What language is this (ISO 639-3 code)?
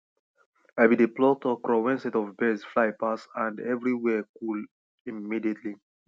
pcm